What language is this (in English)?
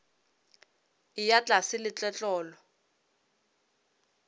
Northern Sotho